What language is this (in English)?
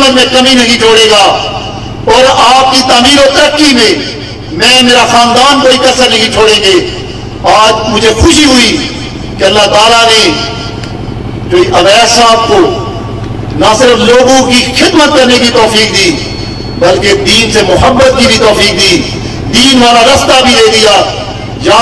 Turkish